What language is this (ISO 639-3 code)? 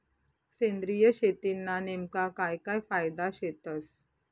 mar